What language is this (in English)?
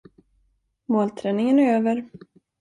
Swedish